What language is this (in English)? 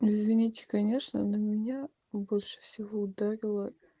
Russian